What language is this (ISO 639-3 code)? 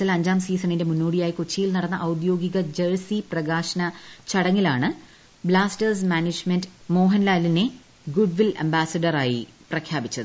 mal